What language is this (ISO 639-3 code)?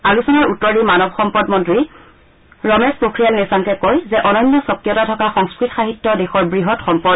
asm